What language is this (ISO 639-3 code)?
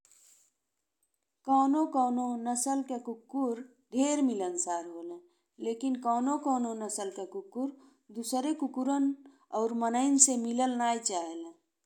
bho